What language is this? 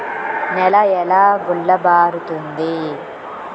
Telugu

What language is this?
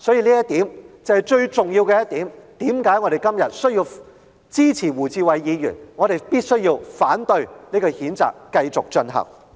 Cantonese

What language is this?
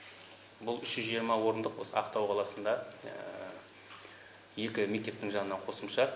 Kazakh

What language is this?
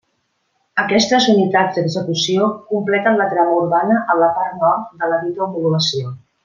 Catalan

